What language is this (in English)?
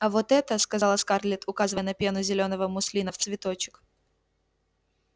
Russian